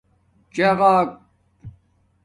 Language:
Domaaki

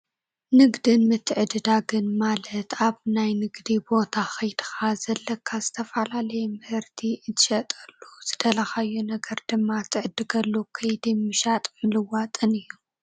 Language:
Tigrinya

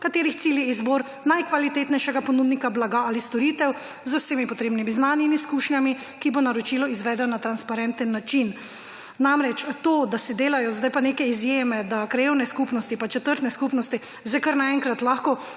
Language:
Slovenian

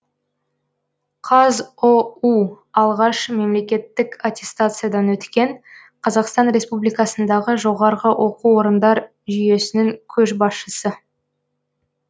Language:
Kazakh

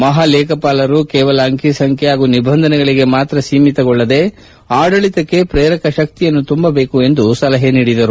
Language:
Kannada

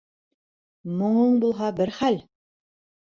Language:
Bashkir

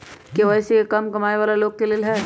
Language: Magahi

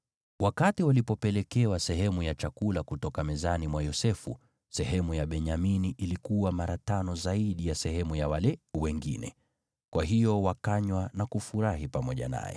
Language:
Swahili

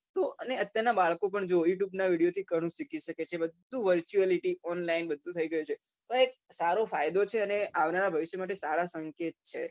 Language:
Gujarati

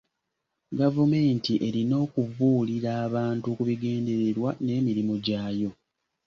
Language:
Ganda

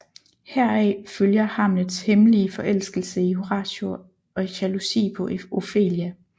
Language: Danish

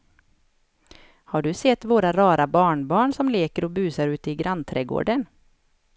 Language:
Swedish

